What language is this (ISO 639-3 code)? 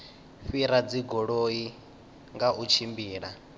ven